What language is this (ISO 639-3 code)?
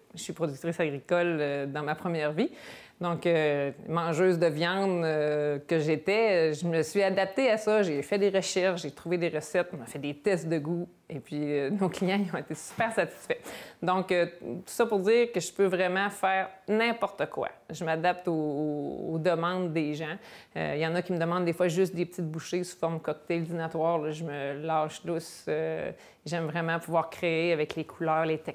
fra